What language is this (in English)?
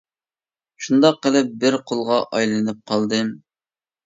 Uyghur